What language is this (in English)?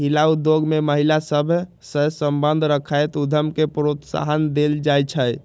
Magahi